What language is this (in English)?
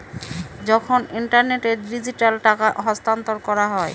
Bangla